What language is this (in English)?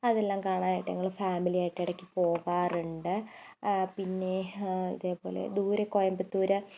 Malayalam